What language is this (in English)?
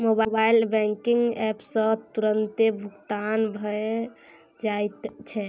Maithili